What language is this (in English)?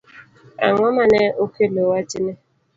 Luo (Kenya and Tanzania)